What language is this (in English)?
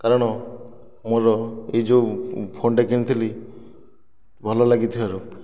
Odia